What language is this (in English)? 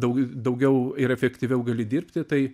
Lithuanian